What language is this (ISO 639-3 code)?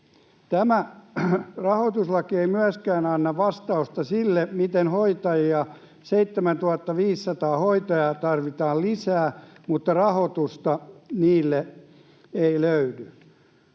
fin